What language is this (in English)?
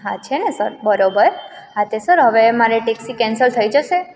Gujarati